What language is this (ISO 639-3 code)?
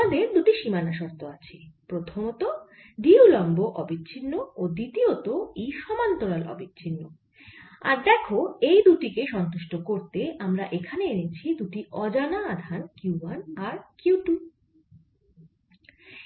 ben